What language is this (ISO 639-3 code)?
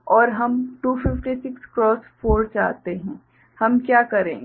hin